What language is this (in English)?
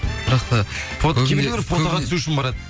Kazakh